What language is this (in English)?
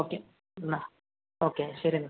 Malayalam